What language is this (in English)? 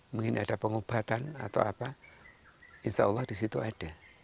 Indonesian